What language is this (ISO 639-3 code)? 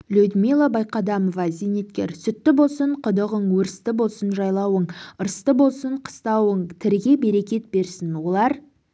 kaz